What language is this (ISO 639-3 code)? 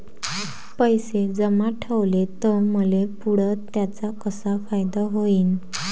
mar